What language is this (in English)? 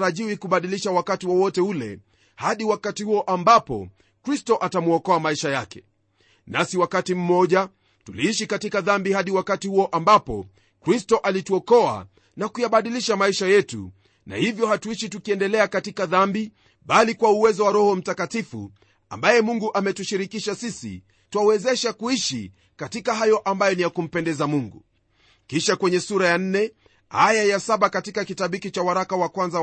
Swahili